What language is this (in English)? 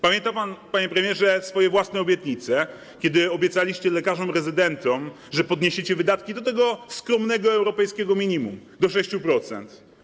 Polish